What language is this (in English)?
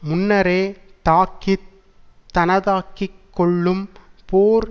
Tamil